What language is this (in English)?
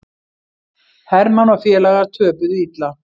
Icelandic